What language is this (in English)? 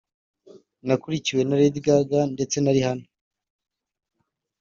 Kinyarwanda